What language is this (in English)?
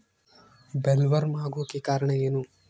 Kannada